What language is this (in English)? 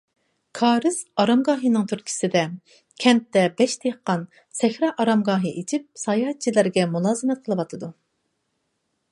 Uyghur